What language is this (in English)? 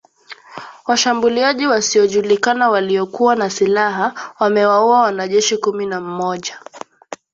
Swahili